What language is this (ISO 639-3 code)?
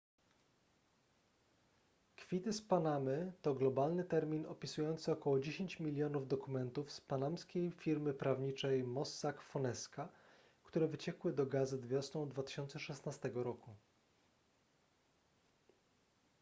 pol